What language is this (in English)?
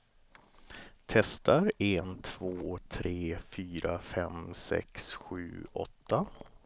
Swedish